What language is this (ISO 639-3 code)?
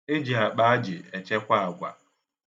ibo